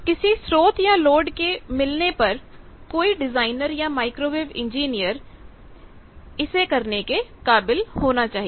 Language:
Hindi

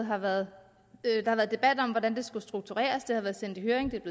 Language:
Danish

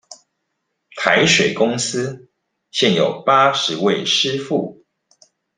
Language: Chinese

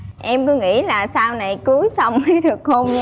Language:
Vietnamese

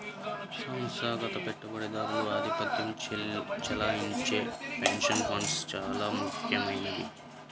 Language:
Telugu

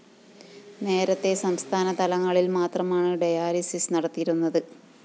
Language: Malayalam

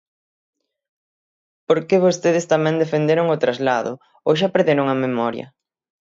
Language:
Galician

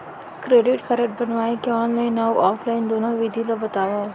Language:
Chhattisgarhi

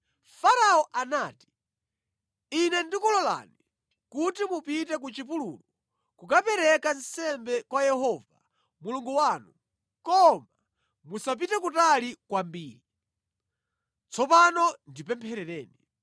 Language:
Nyanja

